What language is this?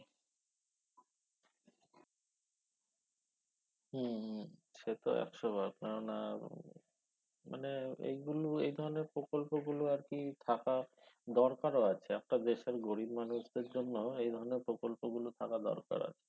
Bangla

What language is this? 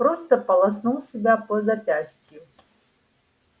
Russian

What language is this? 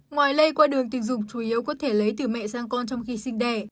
Vietnamese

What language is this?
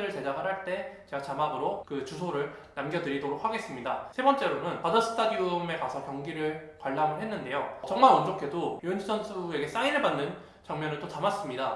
Korean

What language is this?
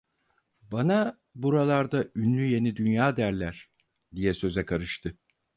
Turkish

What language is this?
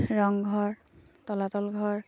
Assamese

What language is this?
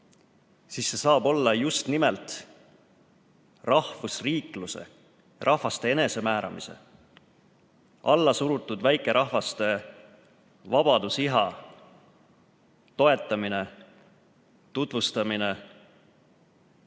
Estonian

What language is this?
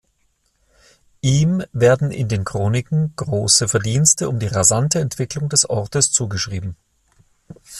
German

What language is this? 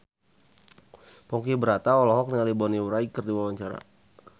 Sundanese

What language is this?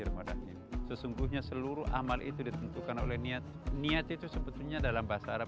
Indonesian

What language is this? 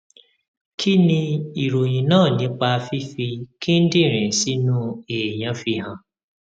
Yoruba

